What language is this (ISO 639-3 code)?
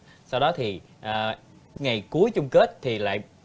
vie